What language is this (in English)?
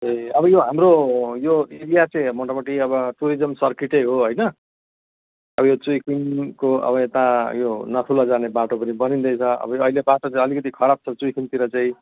Nepali